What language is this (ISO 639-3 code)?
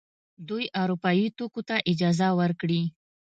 pus